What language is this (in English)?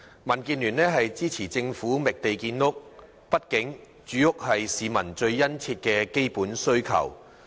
Cantonese